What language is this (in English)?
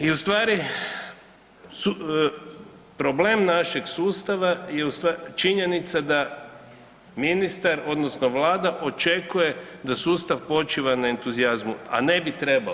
Croatian